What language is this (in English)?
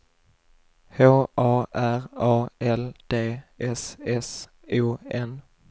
Swedish